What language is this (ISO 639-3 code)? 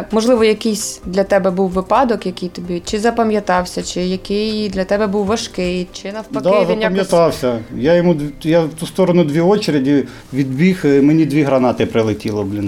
ukr